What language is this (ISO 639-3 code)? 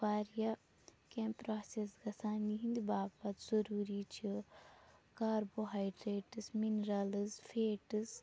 kas